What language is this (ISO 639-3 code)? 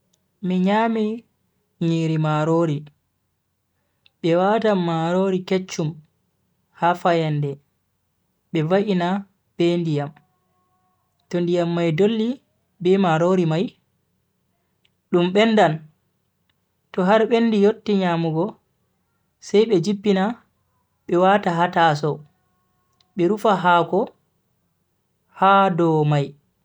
fui